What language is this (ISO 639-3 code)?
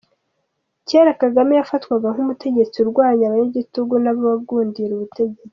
kin